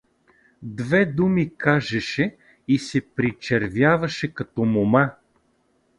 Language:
Bulgarian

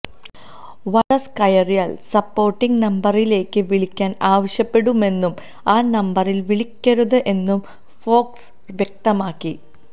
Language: Malayalam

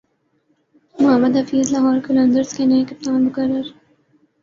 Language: Urdu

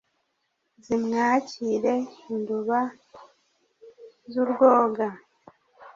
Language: Kinyarwanda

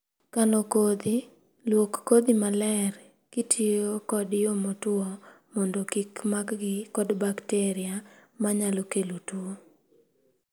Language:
Luo (Kenya and Tanzania)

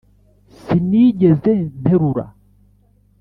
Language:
Kinyarwanda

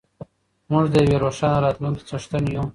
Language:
Pashto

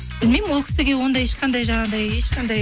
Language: Kazakh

